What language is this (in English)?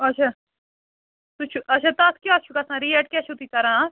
Kashmiri